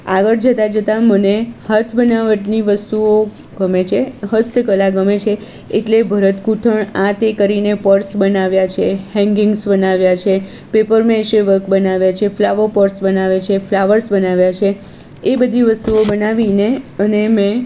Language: Gujarati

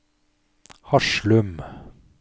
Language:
Norwegian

